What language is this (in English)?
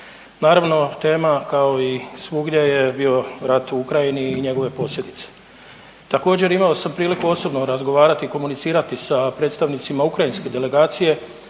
Croatian